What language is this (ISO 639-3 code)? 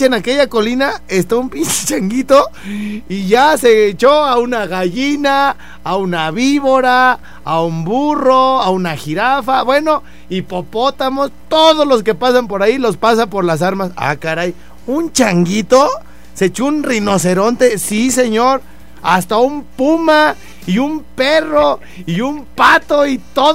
spa